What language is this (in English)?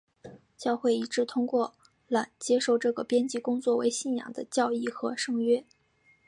Chinese